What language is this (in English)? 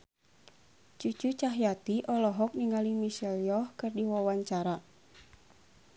Sundanese